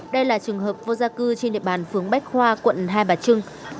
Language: Vietnamese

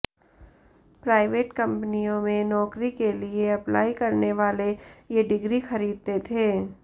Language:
Hindi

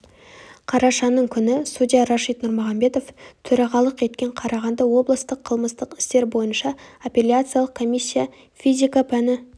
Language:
Kazakh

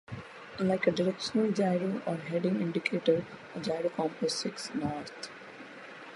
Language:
English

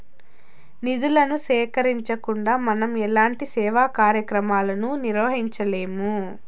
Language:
Telugu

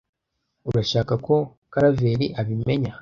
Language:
Kinyarwanda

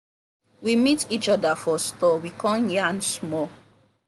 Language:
Nigerian Pidgin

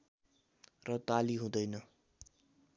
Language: Nepali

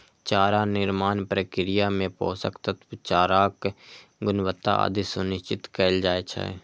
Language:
Maithili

